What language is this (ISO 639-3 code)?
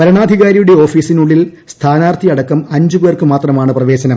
mal